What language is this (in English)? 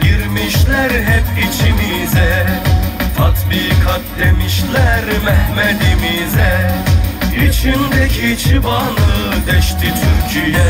Turkish